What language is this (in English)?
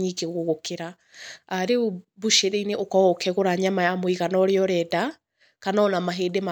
Kikuyu